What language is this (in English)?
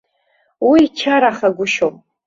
Abkhazian